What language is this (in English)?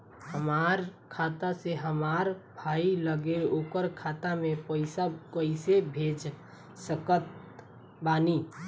Bhojpuri